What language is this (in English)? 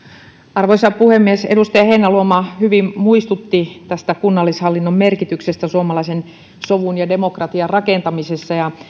Finnish